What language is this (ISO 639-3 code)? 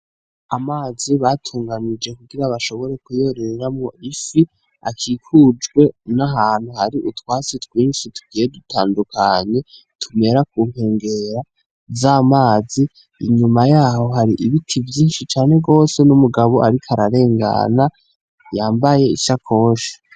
run